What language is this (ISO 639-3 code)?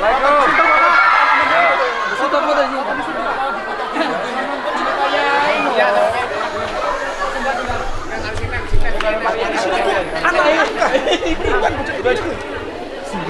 ind